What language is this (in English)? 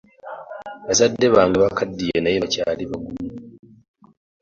Ganda